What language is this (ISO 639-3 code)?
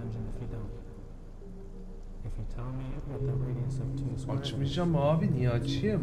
tur